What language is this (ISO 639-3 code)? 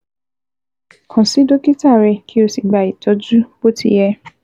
yor